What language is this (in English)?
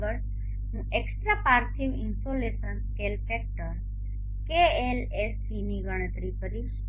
Gujarati